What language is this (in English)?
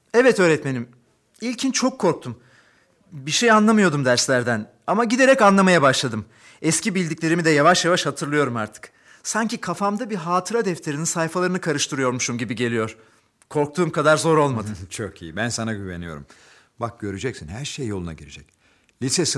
Turkish